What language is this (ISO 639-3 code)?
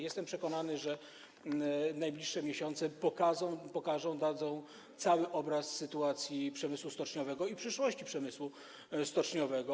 pol